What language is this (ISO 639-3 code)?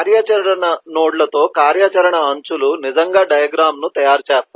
tel